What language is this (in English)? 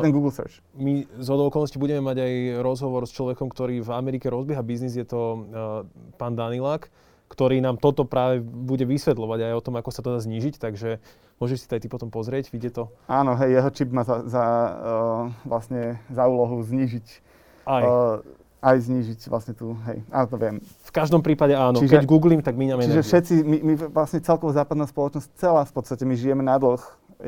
Slovak